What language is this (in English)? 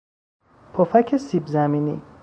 Persian